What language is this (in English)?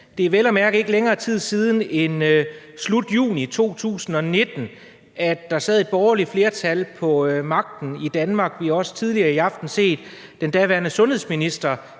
Danish